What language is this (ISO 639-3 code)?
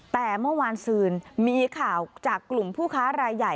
tha